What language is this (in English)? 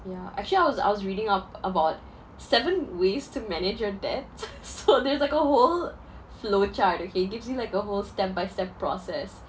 English